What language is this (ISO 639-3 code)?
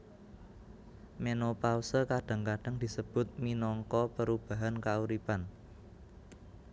jav